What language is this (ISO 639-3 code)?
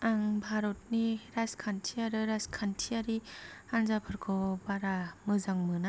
brx